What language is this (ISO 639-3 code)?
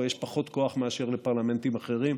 heb